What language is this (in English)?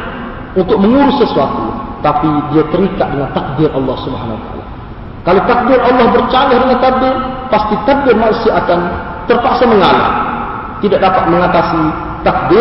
Malay